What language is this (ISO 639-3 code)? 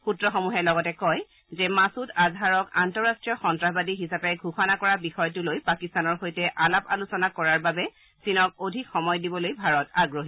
asm